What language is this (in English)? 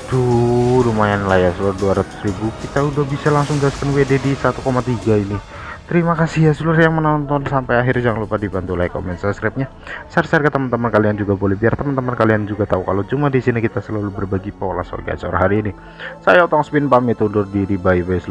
Indonesian